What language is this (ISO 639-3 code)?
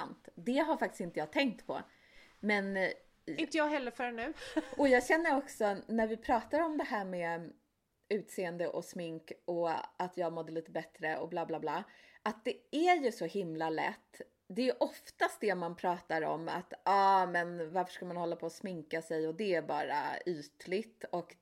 swe